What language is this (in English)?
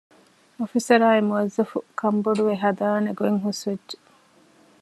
Divehi